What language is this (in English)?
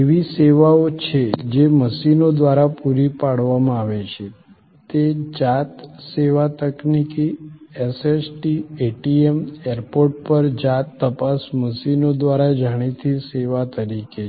Gujarati